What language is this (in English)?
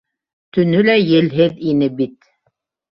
Bashkir